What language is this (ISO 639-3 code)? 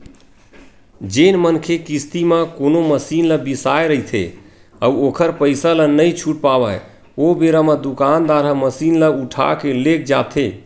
hne